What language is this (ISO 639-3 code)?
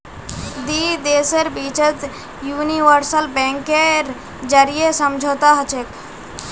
mag